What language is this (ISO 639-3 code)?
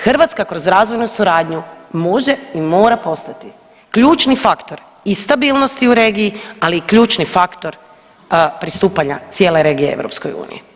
hrv